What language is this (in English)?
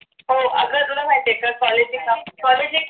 Marathi